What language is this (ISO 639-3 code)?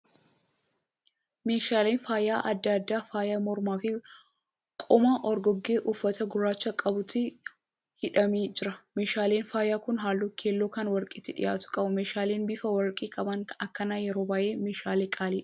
orm